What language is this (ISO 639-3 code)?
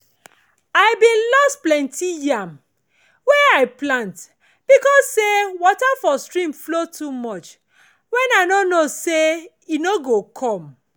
pcm